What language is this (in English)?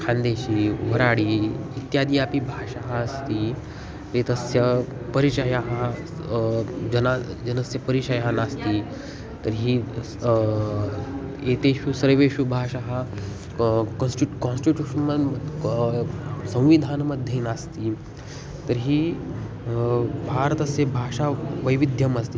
Sanskrit